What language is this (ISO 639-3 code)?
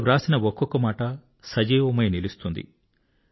tel